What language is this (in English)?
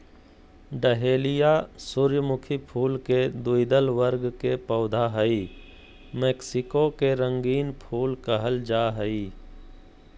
Magahi